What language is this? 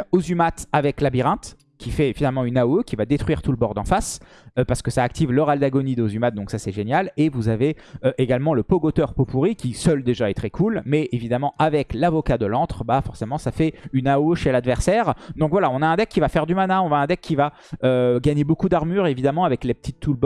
French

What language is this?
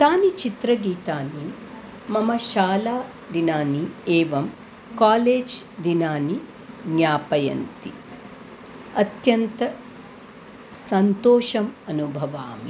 Sanskrit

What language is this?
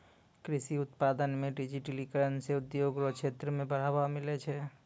Maithili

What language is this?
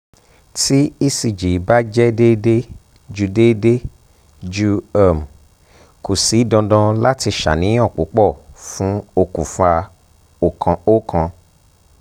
Yoruba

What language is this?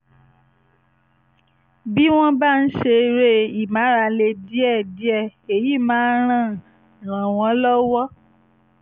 Yoruba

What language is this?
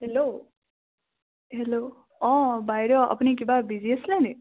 Assamese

